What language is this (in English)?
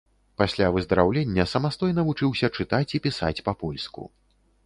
Belarusian